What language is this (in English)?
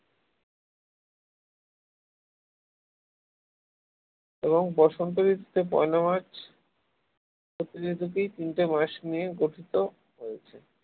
Bangla